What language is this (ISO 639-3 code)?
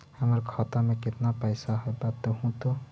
mag